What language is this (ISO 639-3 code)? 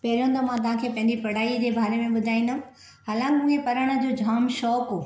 snd